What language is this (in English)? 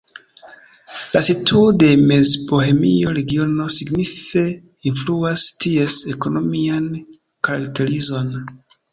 Esperanto